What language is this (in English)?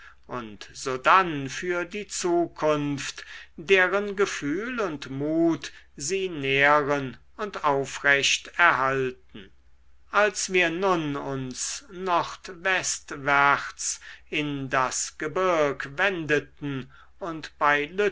German